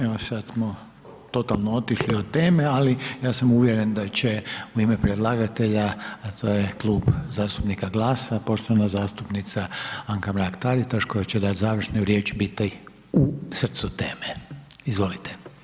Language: Croatian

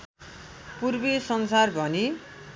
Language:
Nepali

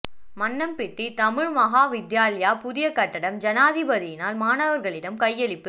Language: Tamil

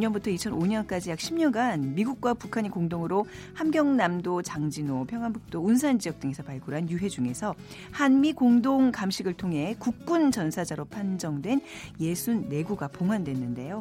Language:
Korean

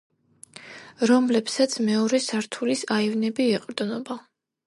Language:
Georgian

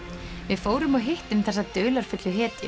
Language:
Icelandic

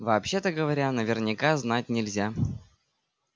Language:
Russian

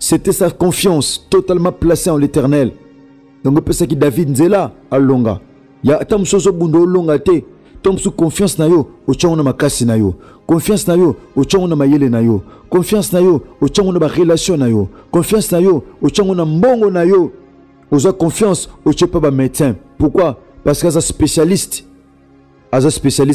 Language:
French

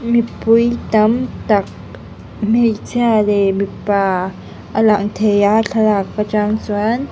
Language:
Mizo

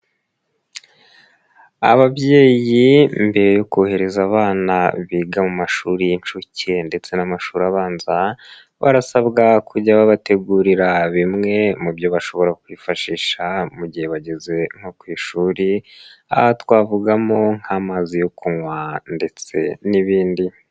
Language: Kinyarwanda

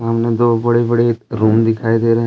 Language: Hindi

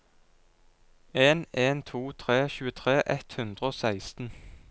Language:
Norwegian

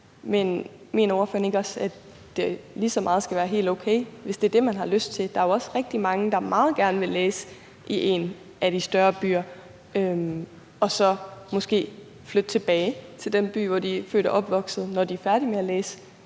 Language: Danish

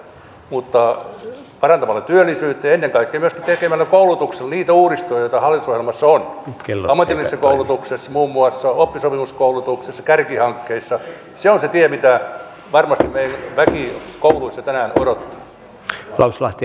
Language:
Finnish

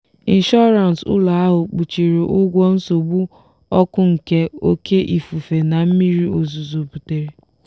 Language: Igbo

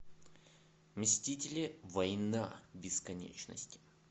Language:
Russian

